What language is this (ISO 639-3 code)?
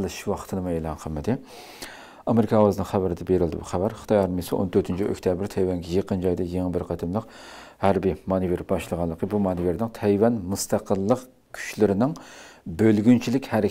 tur